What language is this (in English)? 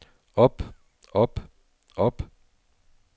Danish